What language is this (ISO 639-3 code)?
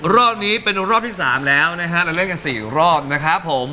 tha